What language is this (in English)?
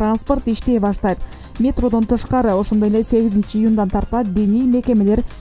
Turkish